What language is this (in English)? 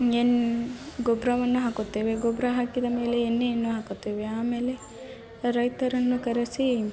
Kannada